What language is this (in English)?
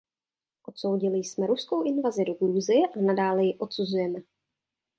Czech